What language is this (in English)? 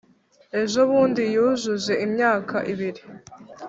Kinyarwanda